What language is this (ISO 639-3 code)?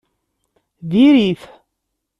kab